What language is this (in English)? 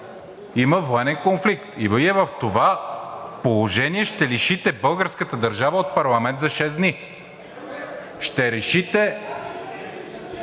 Bulgarian